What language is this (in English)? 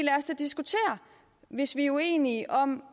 Danish